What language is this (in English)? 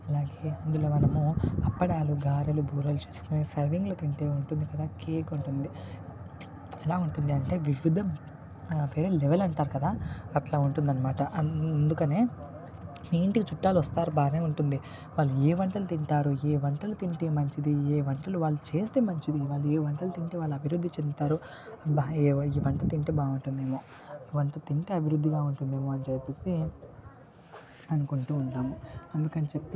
Telugu